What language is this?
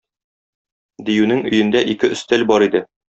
Tatar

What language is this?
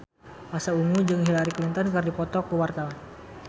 Sundanese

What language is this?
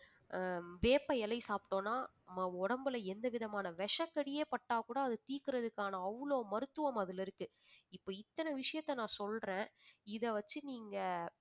Tamil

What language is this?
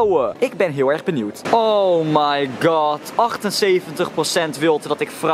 Dutch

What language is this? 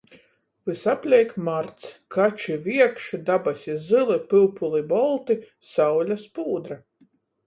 Latgalian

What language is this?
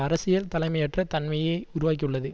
Tamil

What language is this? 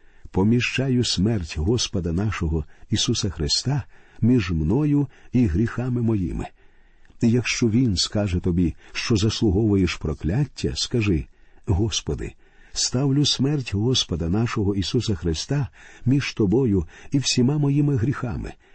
Ukrainian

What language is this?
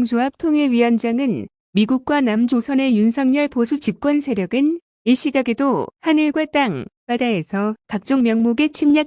Korean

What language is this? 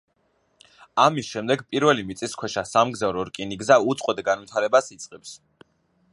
Georgian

